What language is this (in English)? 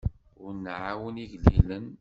Kabyle